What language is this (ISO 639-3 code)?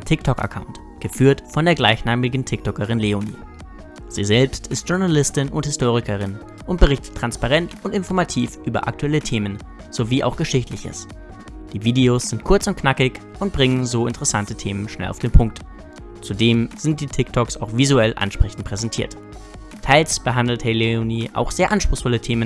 deu